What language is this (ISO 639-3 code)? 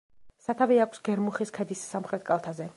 kat